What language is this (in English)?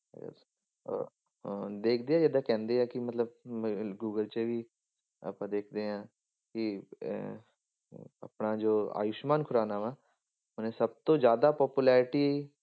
Punjabi